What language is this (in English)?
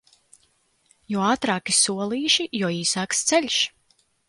Latvian